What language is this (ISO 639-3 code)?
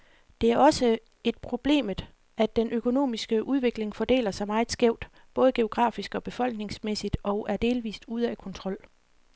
dan